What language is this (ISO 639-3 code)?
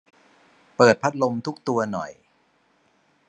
tha